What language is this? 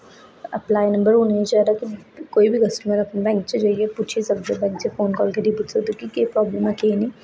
Dogri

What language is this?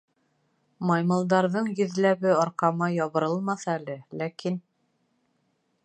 Bashkir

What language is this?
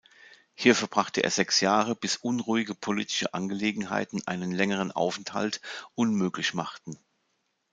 German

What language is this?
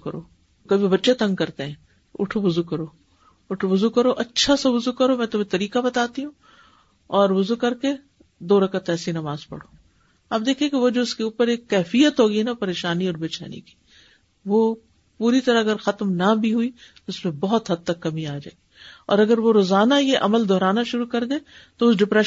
Urdu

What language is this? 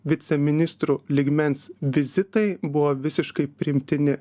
Lithuanian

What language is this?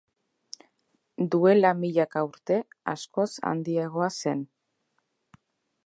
Basque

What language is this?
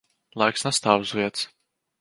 Latvian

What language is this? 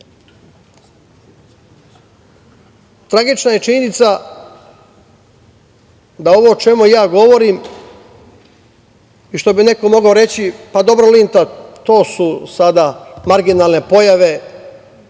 Serbian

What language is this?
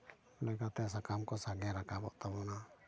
Santali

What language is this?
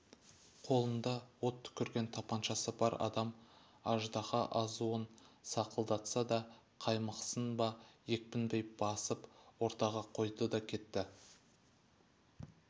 Kazakh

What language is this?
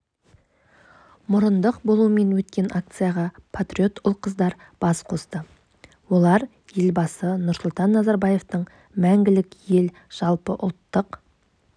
Kazakh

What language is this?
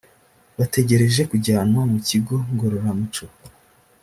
Kinyarwanda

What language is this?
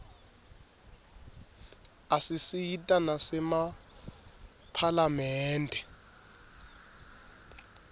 Swati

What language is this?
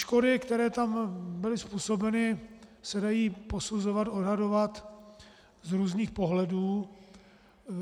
Czech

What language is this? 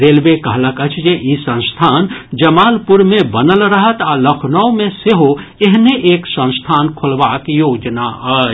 Maithili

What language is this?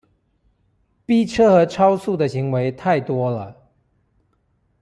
Chinese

